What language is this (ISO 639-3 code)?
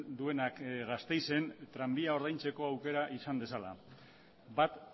eus